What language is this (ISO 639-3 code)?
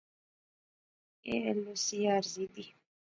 phr